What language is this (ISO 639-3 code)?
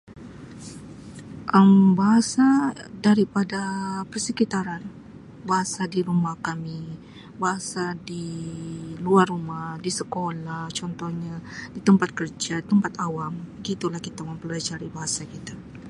msi